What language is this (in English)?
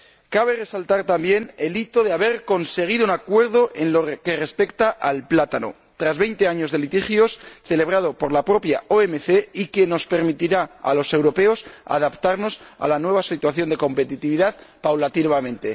Spanish